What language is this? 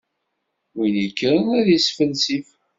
Kabyle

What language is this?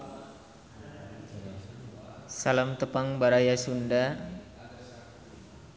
Sundanese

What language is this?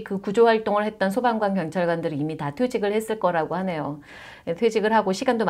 Korean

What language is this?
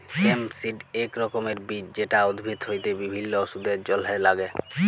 Bangla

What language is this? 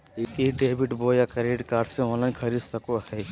Magahi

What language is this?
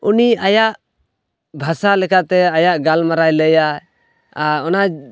Santali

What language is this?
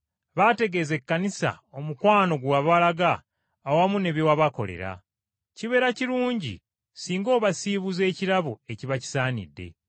Ganda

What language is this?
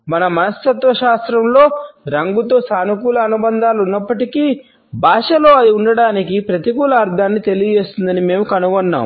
Telugu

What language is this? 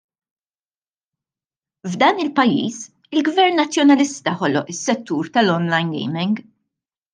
Maltese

